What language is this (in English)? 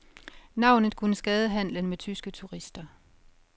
Danish